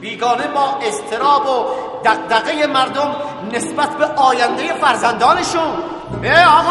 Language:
Persian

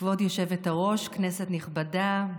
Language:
Hebrew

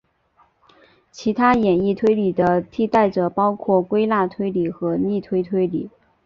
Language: Chinese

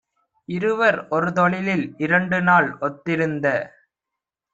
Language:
Tamil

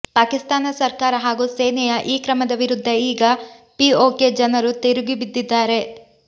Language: Kannada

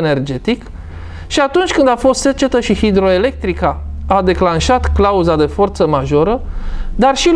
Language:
Romanian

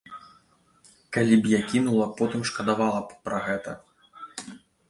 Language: Belarusian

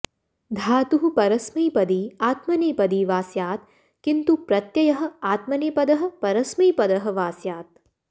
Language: Sanskrit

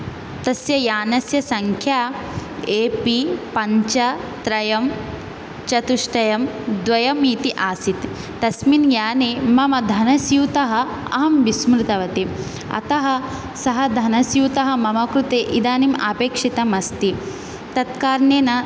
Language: Sanskrit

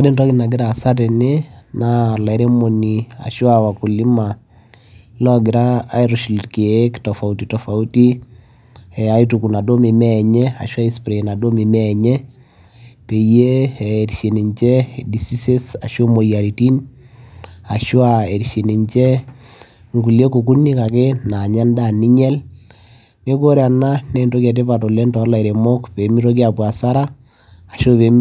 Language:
Masai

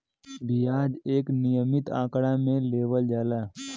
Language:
Bhojpuri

